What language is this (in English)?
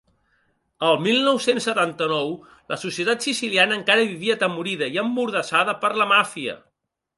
Catalan